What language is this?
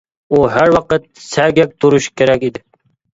Uyghur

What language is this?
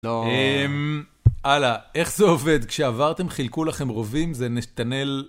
Hebrew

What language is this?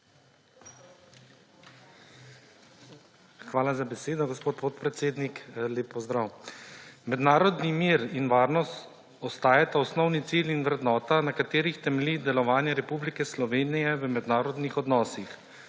Slovenian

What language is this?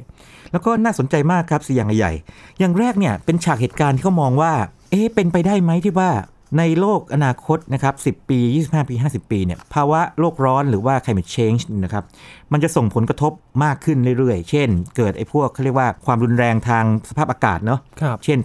Thai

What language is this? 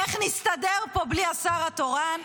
Hebrew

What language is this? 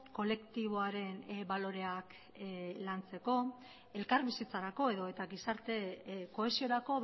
Basque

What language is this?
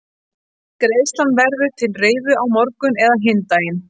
Icelandic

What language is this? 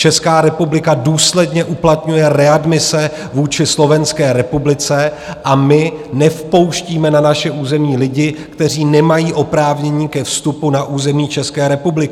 Czech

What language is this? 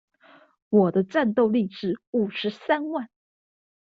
Chinese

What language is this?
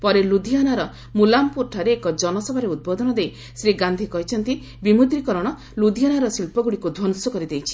Odia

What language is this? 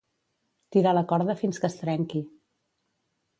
Catalan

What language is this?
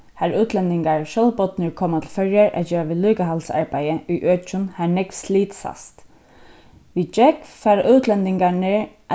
Faroese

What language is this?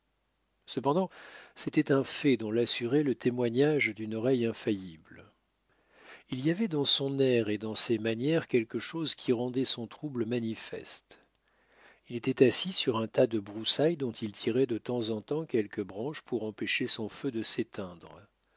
French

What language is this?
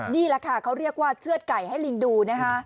Thai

